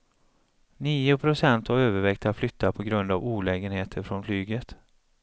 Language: Swedish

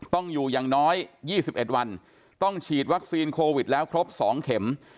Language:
Thai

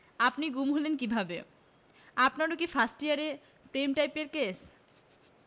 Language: Bangla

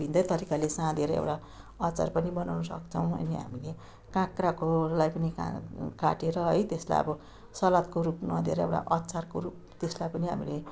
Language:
Nepali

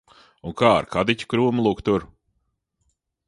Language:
Latvian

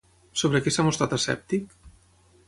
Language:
Catalan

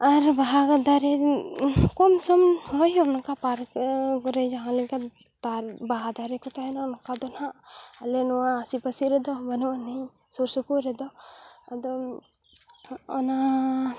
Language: Santali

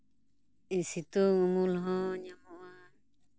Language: Santali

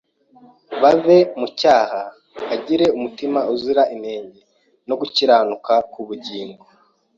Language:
Kinyarwanda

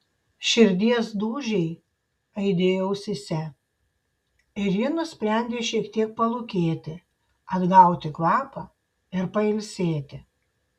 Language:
Lithuanian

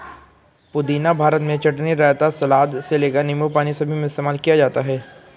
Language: Hindi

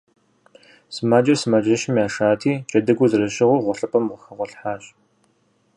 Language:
Kabardian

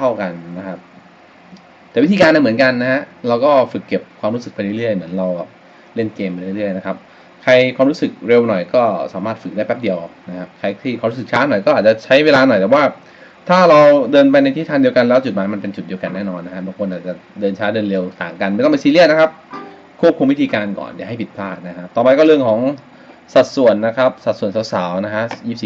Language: Thai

